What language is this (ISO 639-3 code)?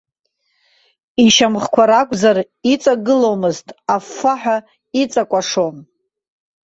abk